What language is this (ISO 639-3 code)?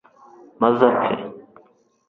kin